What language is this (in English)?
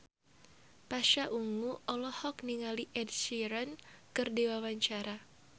Sundanese